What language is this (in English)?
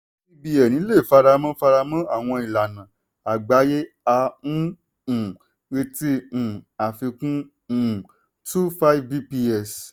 Yoruba